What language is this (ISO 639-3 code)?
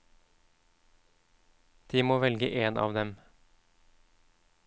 nor